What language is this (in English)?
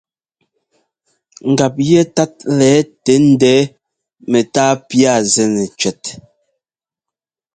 Ngomba